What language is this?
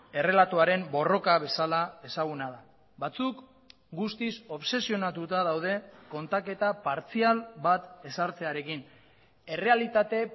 Basque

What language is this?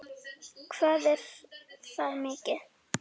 Icelandic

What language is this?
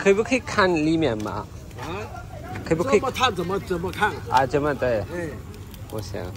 Turkish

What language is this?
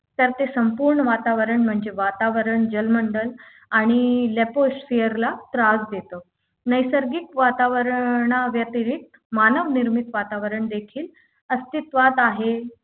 Marathi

